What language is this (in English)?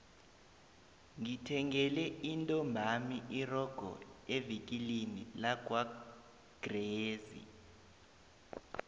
South Ndebele